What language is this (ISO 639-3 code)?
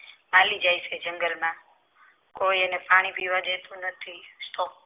guj